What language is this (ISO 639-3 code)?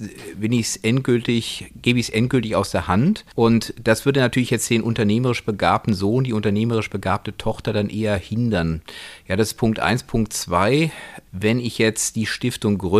deu